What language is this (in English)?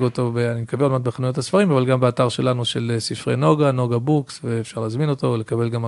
Hebrew